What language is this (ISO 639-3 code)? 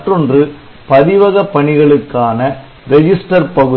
tam